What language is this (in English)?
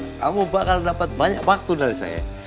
Indonesian